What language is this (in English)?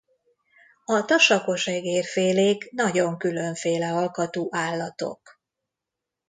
Hungarian